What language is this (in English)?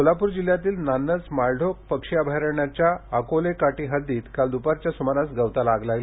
Marathi